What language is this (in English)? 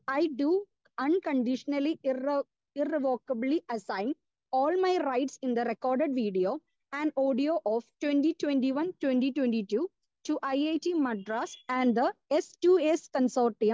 Malayalam